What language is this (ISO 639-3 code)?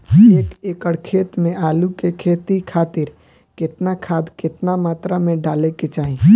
bho